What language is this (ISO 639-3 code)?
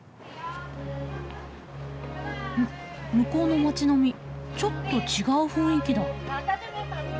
jpn